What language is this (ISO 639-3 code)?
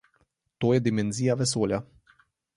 slv